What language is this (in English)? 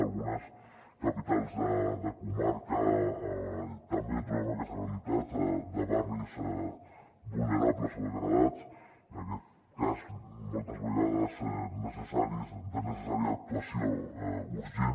Catalan